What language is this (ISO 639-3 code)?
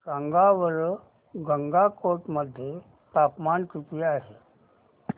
mar